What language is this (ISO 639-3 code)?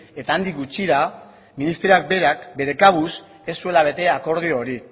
eus